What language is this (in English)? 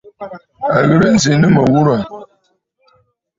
Bafut